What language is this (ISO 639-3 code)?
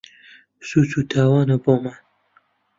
ckb